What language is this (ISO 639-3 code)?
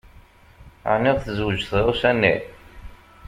kab